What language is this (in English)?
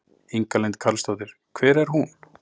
Icelandic